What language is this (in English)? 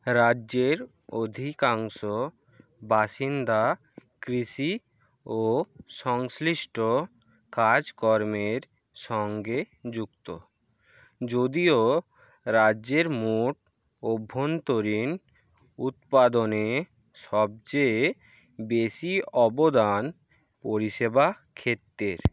Bangla